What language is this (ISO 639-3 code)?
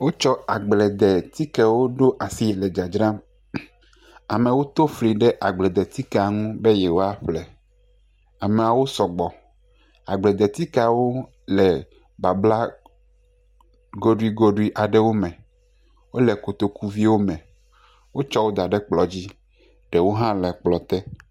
ewe